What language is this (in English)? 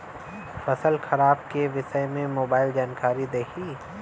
Bhojpuri